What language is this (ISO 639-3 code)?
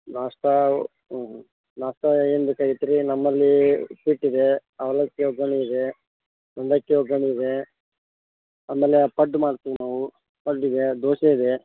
kan